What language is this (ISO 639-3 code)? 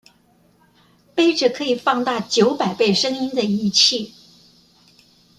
zho